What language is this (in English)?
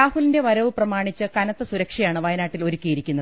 Malayalam